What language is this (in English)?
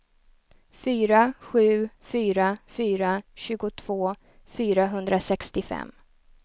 Swedish